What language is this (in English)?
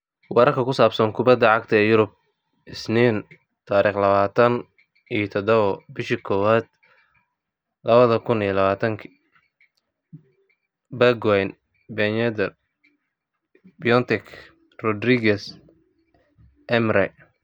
Somali